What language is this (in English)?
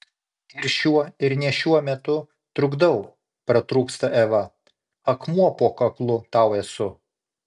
Lithuanian